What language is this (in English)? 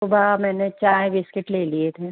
Hindi